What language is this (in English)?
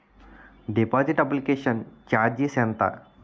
Telugu